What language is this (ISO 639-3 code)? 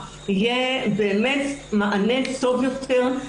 heb